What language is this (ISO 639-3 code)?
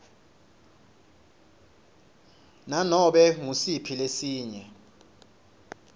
ssw